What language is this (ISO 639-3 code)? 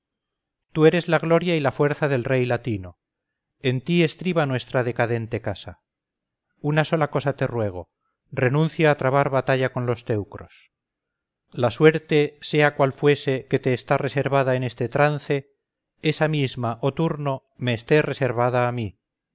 spa